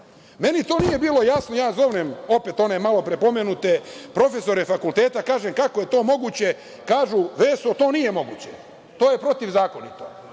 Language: Serbian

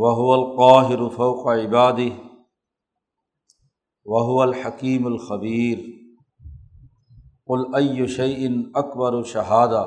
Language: Urdu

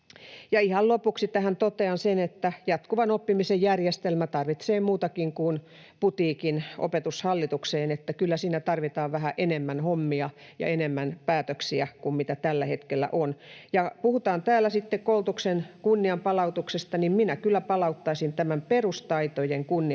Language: Finnish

